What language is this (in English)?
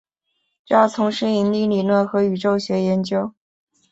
Chinese